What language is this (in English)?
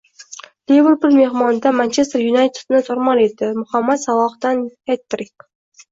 Uzbek